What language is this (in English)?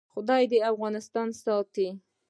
Pashto